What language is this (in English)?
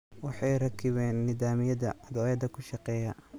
Somali